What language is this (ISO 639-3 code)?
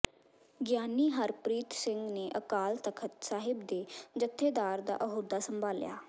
pan